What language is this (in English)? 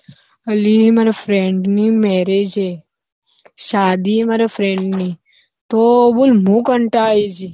Gujarati